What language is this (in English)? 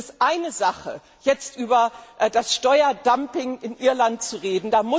German